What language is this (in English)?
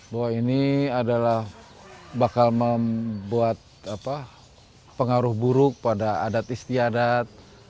Indonesian